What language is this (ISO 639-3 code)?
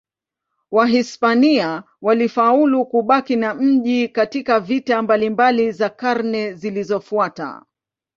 swa